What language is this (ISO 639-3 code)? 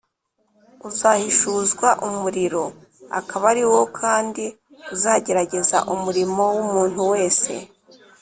kin